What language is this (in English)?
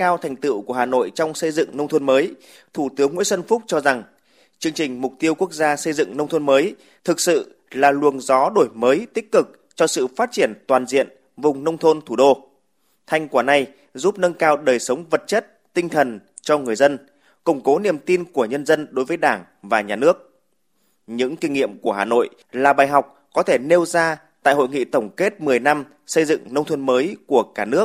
Vietnamese